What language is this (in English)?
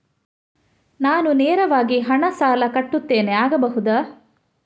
Kannada